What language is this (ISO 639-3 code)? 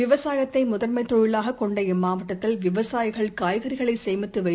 tam